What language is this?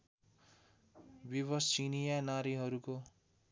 Nepali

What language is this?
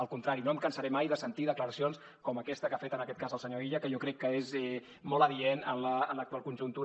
Catalan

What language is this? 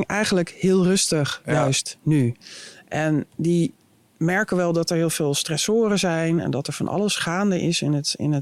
Dutch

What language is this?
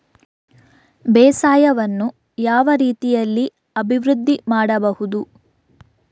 Kannada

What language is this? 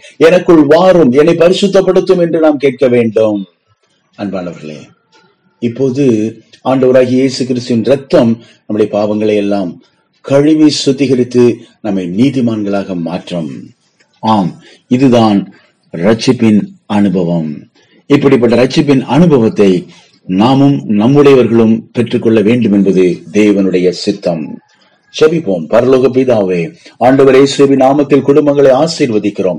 Tamil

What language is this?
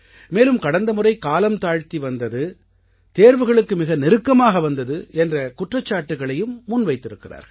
Tamil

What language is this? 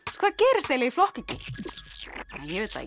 Icelandic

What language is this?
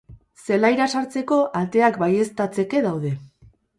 Basque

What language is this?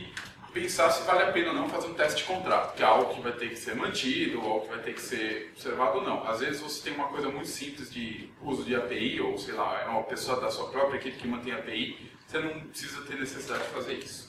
Portuguese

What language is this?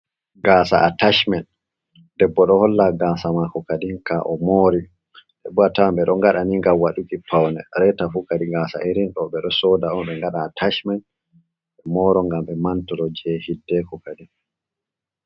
Fula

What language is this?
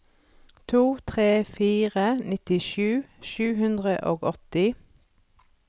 Norwegian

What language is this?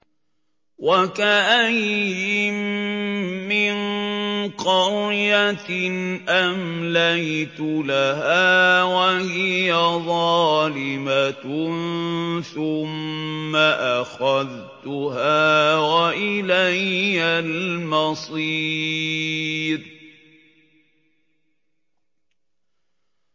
Arabic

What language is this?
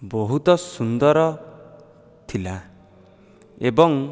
Odia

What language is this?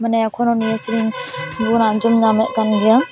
Santali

